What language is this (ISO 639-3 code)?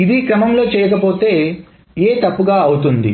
tel